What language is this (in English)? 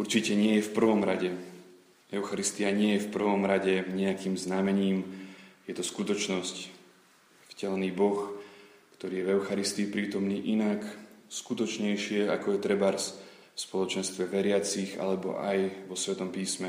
Slovak